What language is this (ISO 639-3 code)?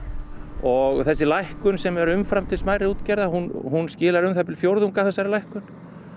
isl